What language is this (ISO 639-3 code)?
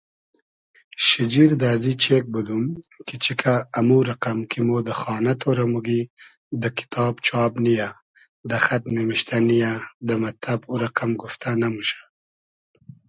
haz